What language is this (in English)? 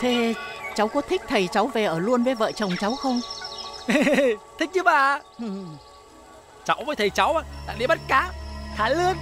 Vietnamese